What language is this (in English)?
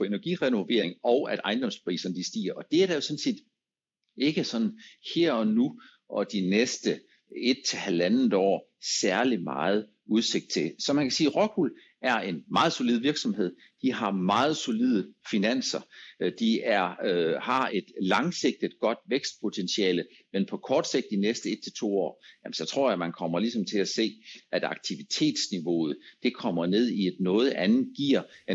Danish